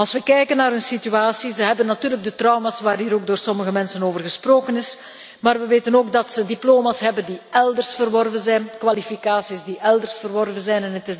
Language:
Dutch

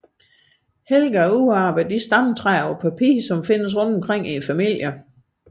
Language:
Danish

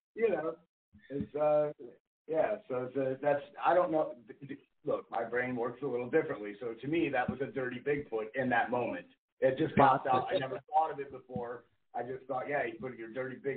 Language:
English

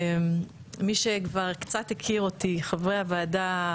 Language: Hebrew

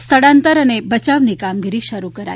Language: Gujarati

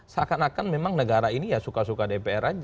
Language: Indonesian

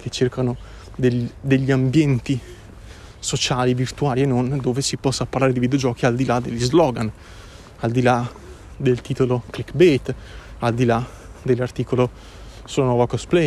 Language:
Italian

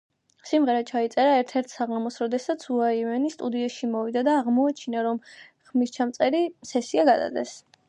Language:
Georgian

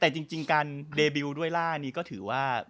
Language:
Thai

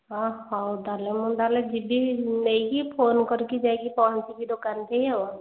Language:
Odia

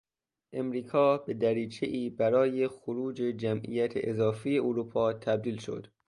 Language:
Persian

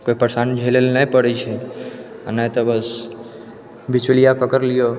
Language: Maithili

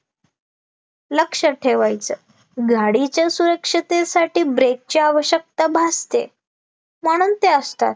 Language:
Marathi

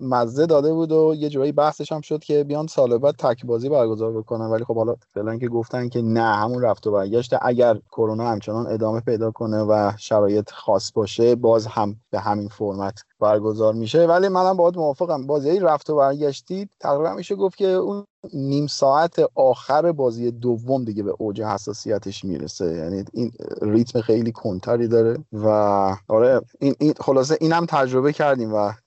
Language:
Persian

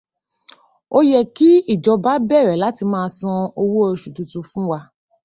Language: Yoruba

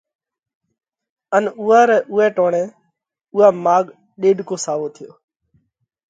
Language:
Parkari Koli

